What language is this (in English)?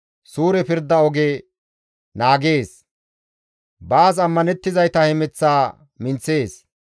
Gamo